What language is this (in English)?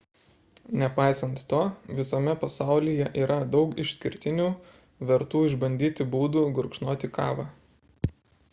Lithuanian